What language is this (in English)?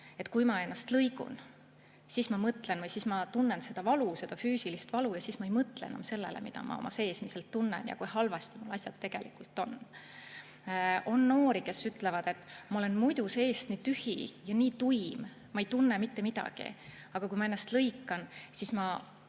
Estonian